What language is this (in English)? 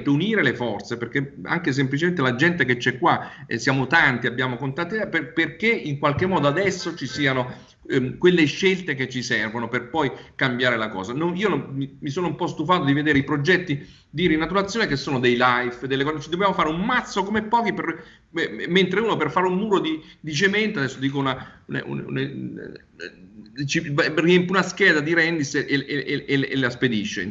Italian